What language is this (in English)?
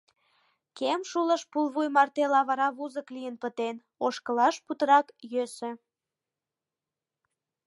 Mari